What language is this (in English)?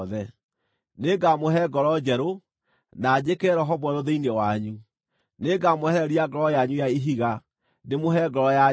Kikuyu